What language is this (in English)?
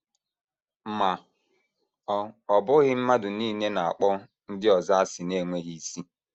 Igbo